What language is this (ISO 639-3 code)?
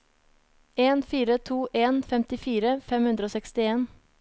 nor